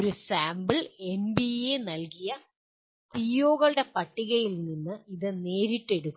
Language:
Malayalam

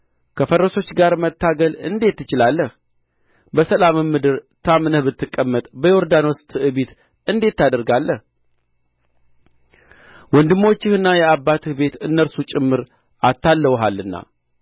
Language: Amharic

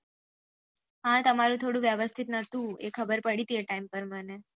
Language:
Gujarati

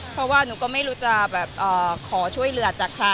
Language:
Thai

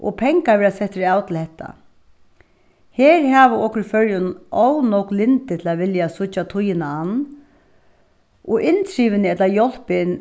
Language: Faroese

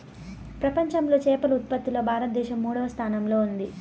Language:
Telugu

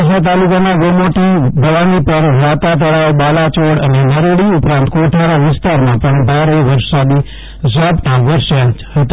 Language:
Gujarati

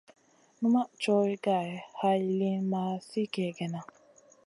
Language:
Masana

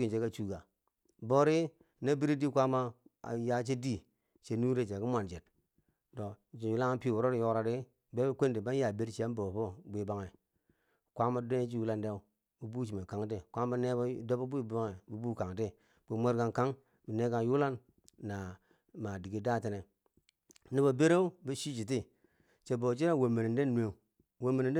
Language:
Bangwinji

